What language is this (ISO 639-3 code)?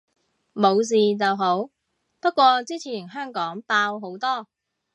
yue